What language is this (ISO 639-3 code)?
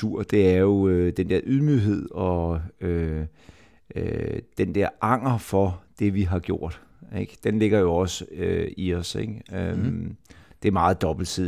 dan